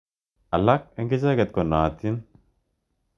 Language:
Kalenjin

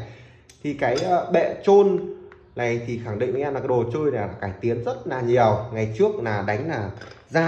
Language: Vietnamese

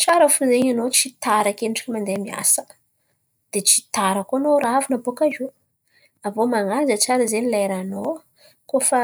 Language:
Antankarana Malagasy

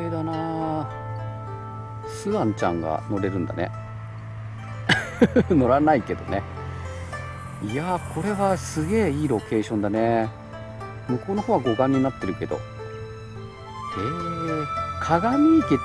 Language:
Japanese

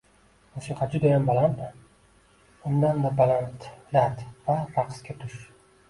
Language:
Uzbek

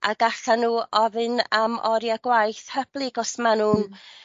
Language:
Welsh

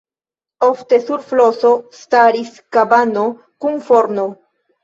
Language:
Esperanto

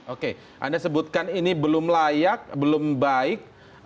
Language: Indonesian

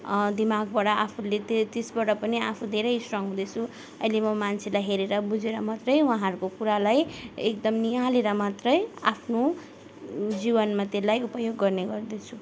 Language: Nepali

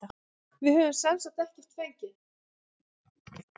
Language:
Icelandic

